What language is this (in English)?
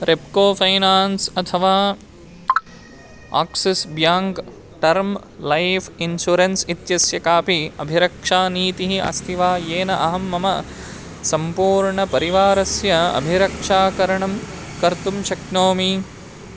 Sanskrit